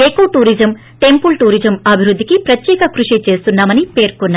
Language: Telugu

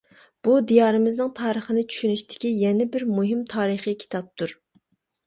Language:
Uyghur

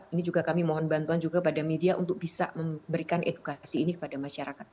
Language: Indonesian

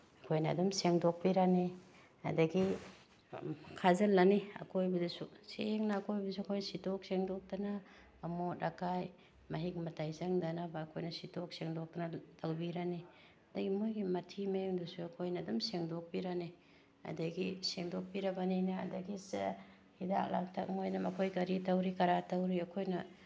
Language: Manipuri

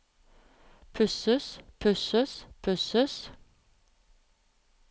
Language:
Norwegian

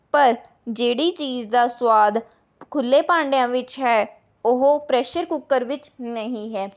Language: Punjabi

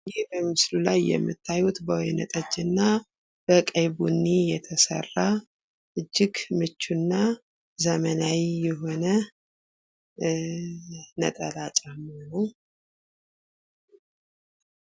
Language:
Amharic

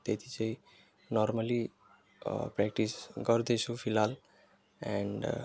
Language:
Nepali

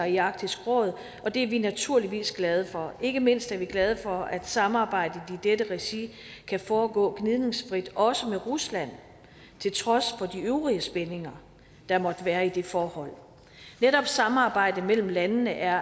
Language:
Danish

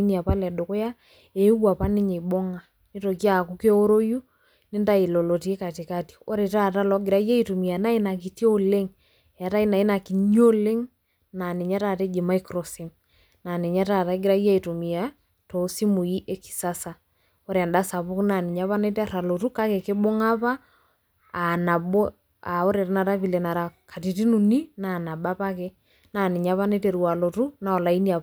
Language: Masai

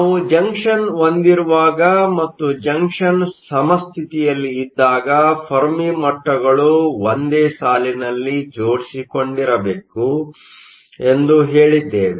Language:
Kannada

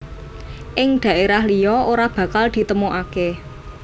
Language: Javanese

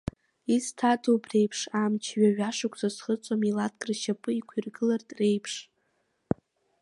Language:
Abkhazian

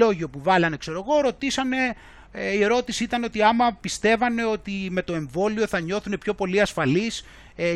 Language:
Greek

